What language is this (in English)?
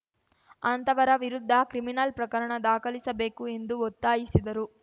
Kannada